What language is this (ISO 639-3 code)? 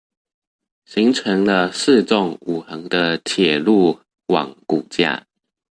zho